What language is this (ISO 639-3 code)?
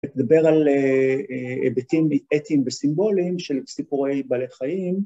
heb